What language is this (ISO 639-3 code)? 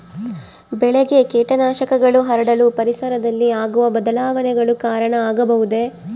kan